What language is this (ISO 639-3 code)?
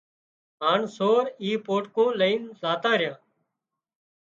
kxp